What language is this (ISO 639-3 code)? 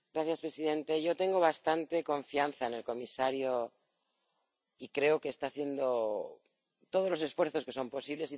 spa